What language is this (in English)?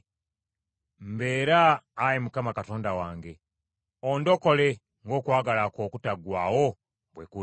Ganda